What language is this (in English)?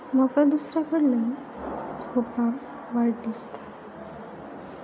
Konkani